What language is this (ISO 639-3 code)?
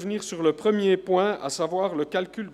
gsw